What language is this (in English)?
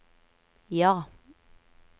Norwegian